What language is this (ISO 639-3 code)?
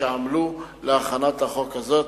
heb